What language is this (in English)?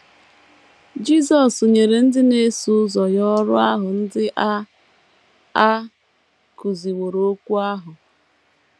Igbo